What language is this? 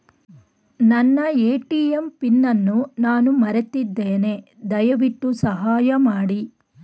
Kannada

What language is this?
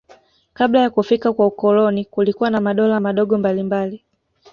Swahili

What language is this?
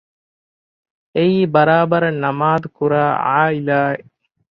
Divehi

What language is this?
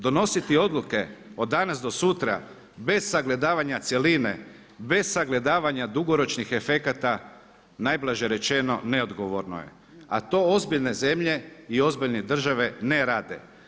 Croatian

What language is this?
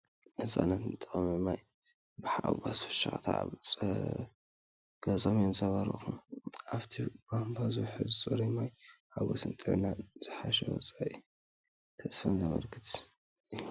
Tigrinya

